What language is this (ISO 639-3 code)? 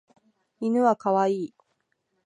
jpn